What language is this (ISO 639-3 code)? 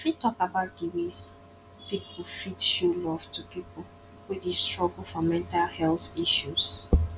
pcm